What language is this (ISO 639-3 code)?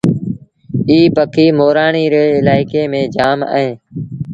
sbn